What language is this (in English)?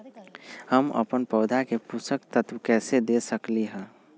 Magahi